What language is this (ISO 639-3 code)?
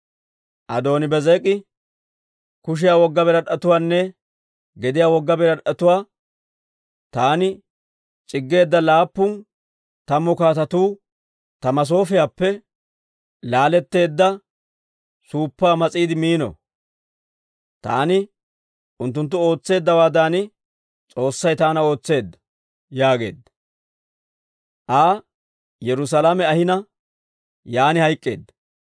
dwr